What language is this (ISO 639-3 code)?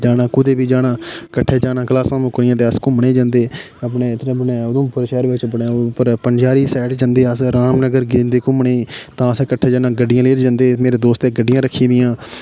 doi